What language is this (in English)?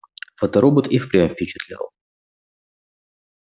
Russian